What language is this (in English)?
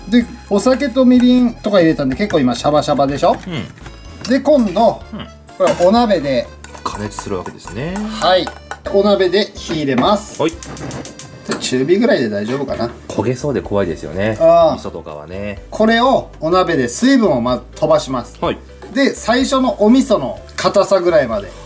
Japanese